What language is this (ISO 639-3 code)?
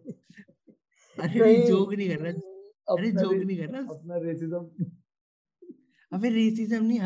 hin